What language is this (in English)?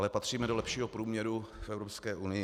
Czech